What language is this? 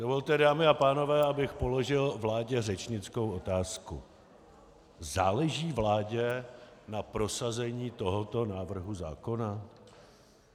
Czech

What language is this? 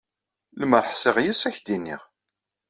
Kabyle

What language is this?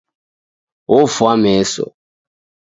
Taita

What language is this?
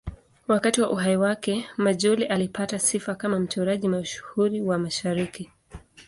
Swahili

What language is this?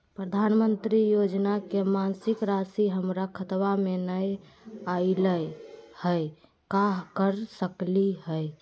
Magahi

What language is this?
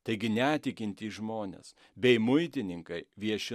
Lithuanian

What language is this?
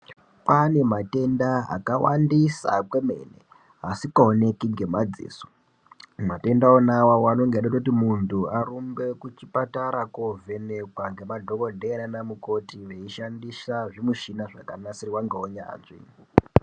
Ndau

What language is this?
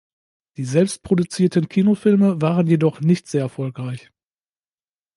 German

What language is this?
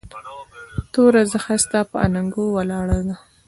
Pashto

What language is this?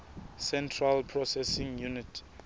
Southern Sotho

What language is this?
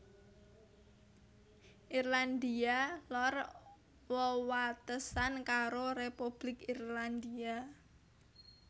Javanese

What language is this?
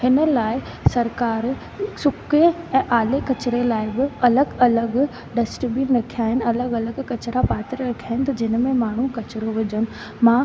Sindhi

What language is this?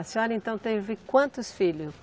Portuguese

